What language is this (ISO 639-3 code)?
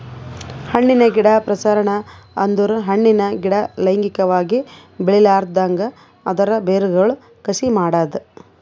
kan